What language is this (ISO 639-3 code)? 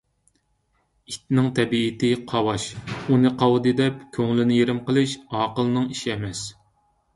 uig